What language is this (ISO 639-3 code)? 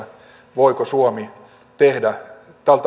fin